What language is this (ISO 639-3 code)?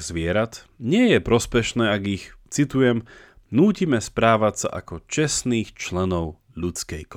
slk